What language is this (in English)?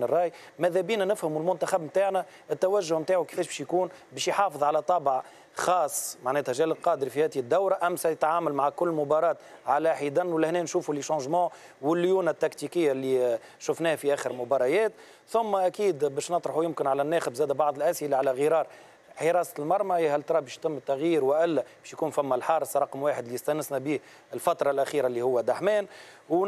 Arabic